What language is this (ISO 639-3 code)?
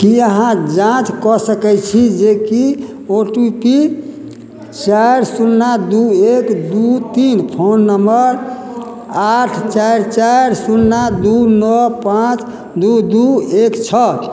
mai